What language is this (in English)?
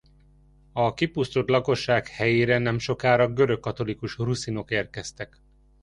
Hungarian